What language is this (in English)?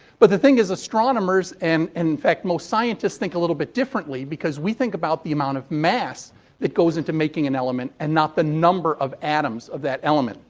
English